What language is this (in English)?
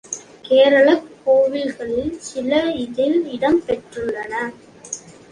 Tamil